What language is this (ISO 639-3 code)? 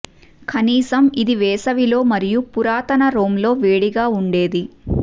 tel